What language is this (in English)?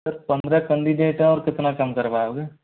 Hindi